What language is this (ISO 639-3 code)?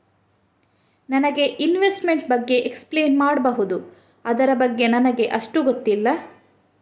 kan